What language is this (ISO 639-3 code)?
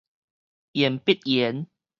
nan